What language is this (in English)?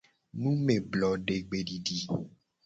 Gen